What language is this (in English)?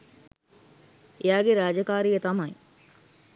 Sinhala